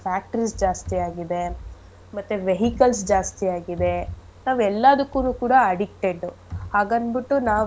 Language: Kannada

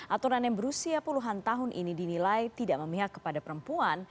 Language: Indonesian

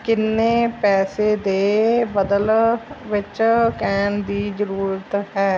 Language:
Punjabi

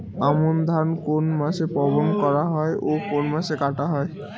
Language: Bangla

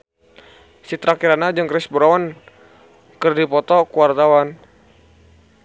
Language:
Sundanese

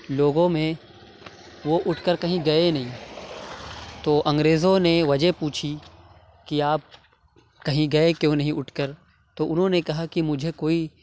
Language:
Urdu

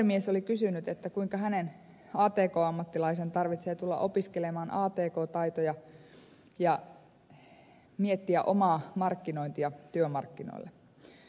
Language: Finnish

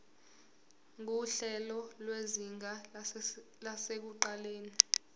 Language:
Zulu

